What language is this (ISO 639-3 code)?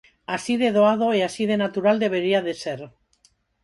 glg